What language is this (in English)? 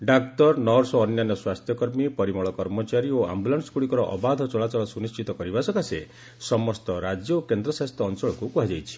Odia